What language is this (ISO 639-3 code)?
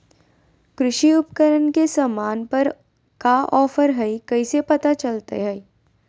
mag